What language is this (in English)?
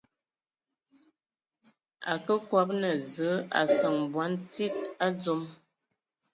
Ewondo